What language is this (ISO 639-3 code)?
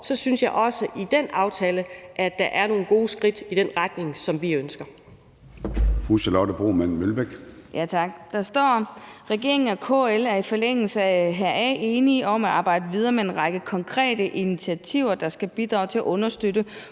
dan